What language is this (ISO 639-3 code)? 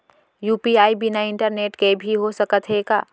hne